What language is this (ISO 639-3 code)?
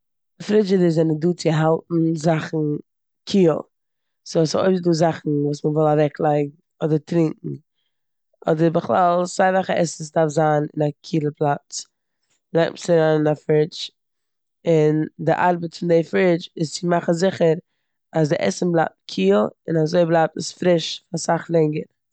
yid